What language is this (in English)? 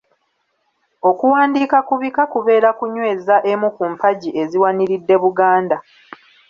Ganda